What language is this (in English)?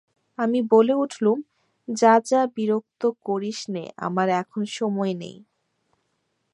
Bangla